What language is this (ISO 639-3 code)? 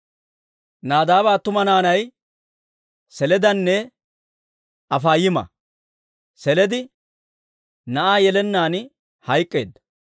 dwr